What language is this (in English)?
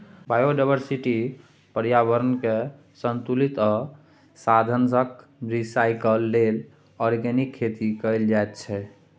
Maithili